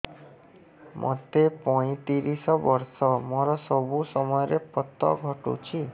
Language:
Odia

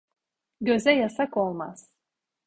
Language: Turkish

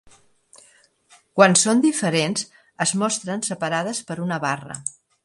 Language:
Catalan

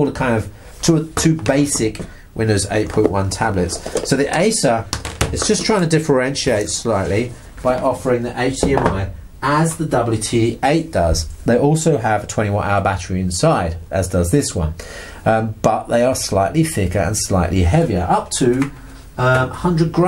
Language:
English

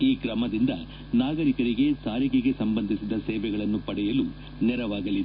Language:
Kannada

